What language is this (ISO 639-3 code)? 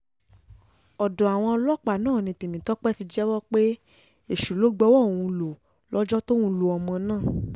yor